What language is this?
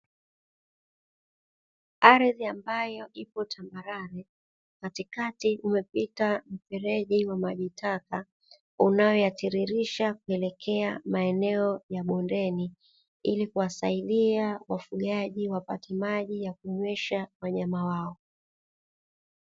Swahili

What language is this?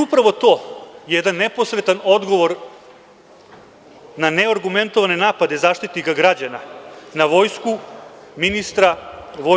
Serbian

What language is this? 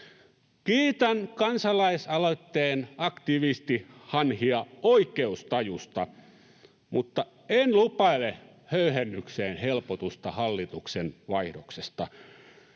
Finnish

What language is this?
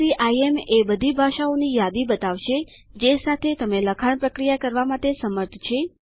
Gujarati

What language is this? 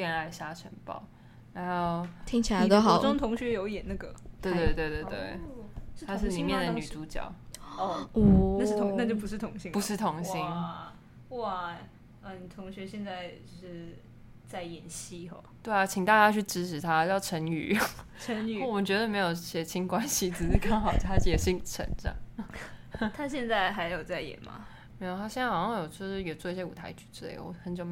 Chinese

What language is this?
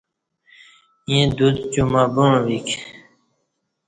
Kati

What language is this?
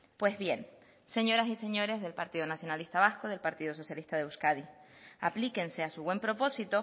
Spanish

